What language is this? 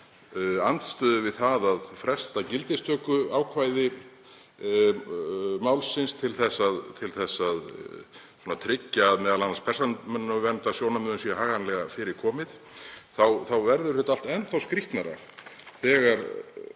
Icelandic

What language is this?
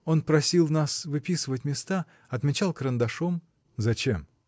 Russian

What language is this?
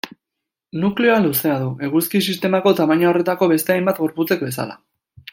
Basque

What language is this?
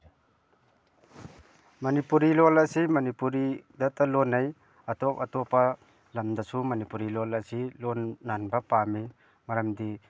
Manipuri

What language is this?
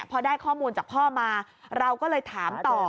Thai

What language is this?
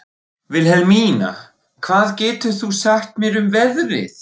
Icelandic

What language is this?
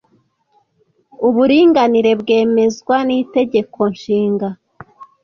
Kinyarwanda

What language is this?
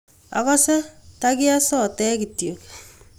Kalenjin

